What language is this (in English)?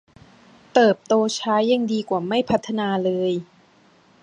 Thai